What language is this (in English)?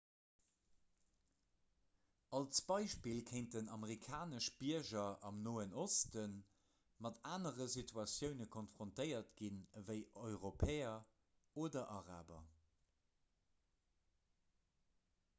Luxembourgish